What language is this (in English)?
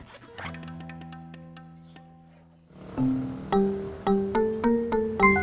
Indonesian